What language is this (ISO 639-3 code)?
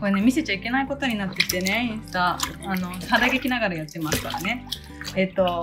jpn